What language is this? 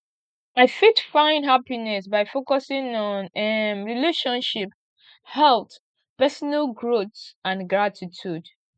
Nigerian Pidgin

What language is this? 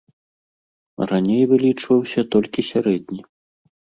Belarusian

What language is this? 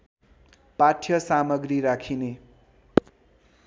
Nepali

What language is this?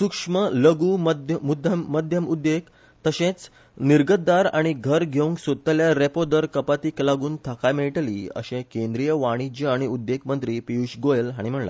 Konkani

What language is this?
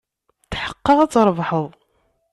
Kabyle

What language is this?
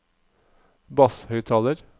Norwegian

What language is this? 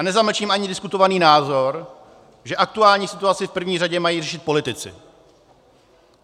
Czech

